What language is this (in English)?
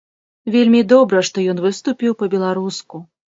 Belarusian